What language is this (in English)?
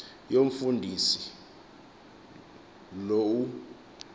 Xhosa